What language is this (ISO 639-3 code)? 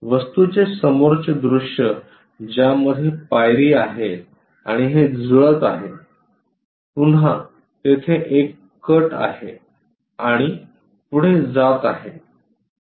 mar